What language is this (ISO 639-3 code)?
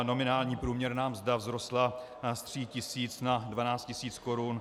ces